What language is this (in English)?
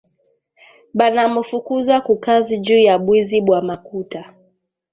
Swahili